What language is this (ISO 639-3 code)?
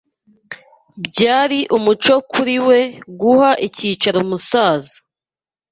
kin